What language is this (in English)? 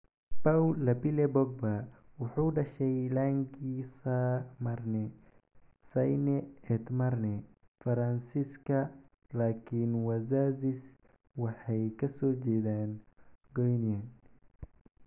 Somali